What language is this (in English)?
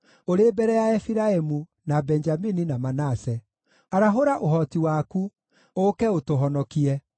Kikuyu